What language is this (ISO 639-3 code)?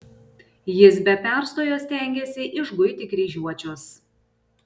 lit